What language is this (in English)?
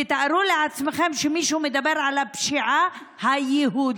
Hebrew